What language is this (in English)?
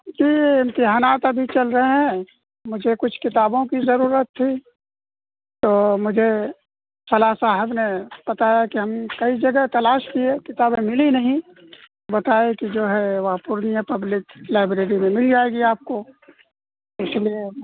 Urdu